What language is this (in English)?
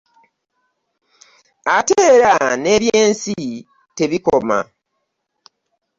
Ganda